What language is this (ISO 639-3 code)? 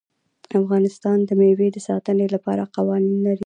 pus